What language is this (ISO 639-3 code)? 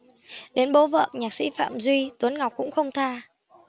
vie